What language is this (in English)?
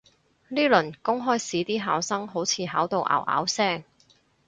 Cantonese